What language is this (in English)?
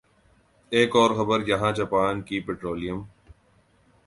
Urdu